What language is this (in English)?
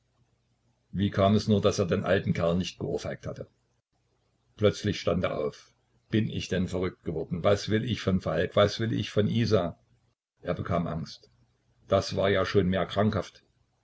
German